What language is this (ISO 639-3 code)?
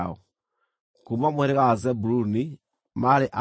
kik